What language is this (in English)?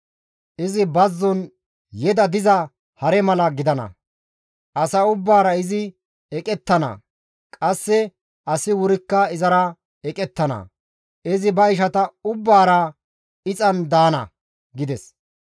Gamo